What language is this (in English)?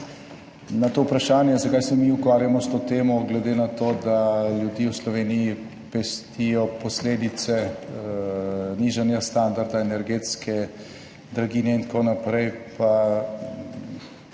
Slovenian